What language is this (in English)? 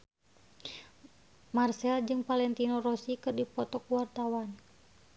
Sundanese